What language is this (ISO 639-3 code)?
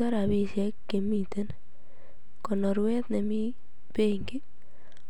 kln